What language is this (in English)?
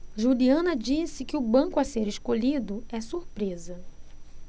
Portuguese